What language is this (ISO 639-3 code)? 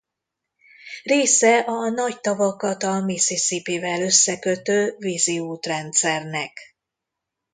hun